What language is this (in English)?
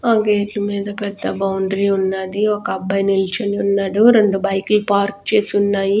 Telugu